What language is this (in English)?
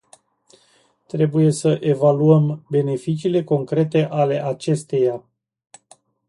Romanian